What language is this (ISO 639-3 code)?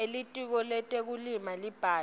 ssw